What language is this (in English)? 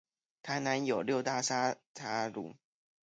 Chinese